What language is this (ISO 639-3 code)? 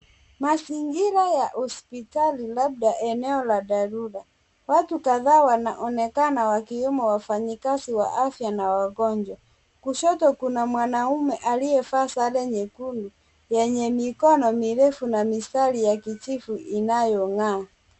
swa